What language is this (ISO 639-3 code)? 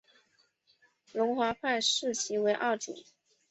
zho